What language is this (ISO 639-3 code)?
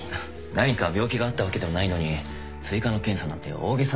jpn